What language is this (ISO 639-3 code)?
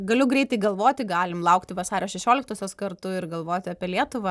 lit